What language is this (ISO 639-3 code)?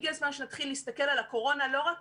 heb